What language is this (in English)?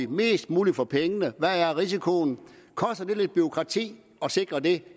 Danish